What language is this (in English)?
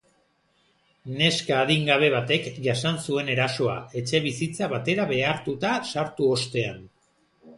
Basque